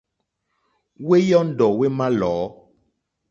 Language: Mokpwe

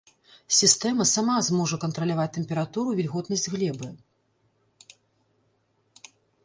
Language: Belarusian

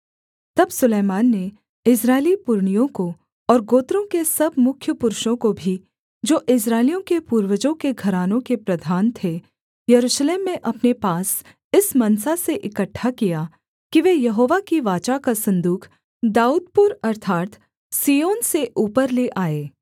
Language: Hindi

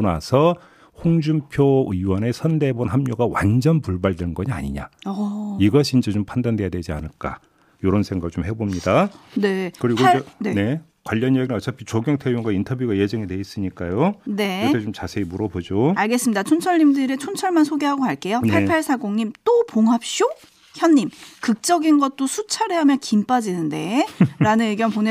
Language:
Korean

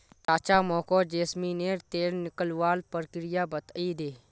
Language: Magahi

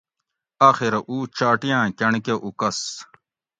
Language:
Gawri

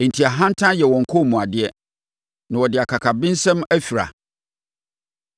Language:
Akan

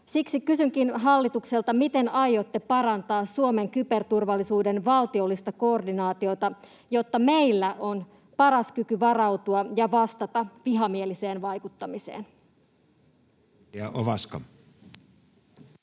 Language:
Finnish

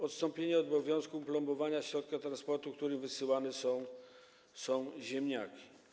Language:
Polish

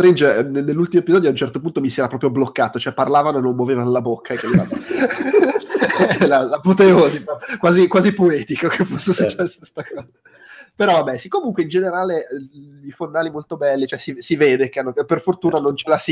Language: Italian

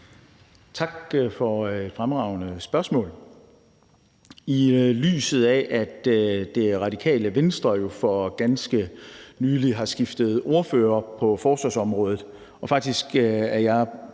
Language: Danish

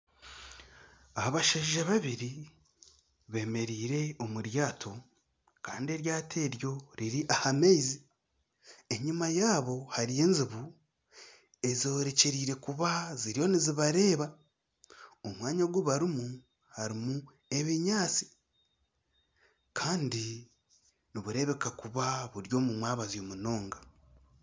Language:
Nyankole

